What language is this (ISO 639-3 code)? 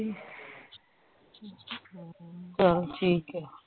pan